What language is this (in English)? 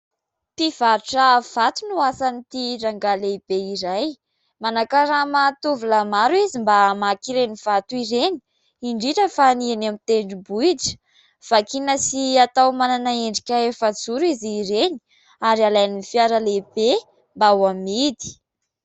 Malagasy